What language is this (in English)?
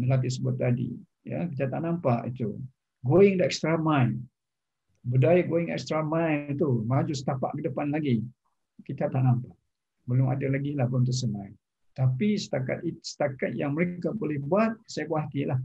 Malay